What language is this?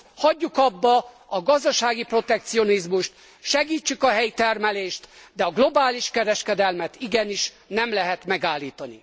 Hungarian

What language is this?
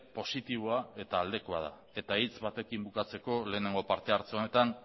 Basque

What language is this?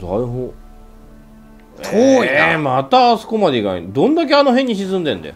Japanese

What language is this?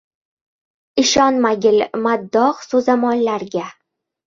Uzbek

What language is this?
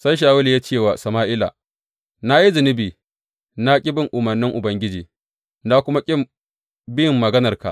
Hausa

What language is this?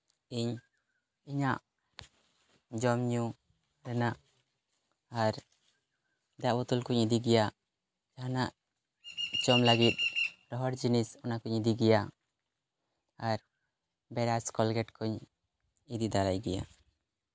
Santali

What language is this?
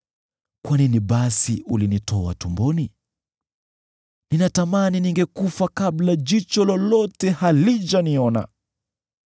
Swahili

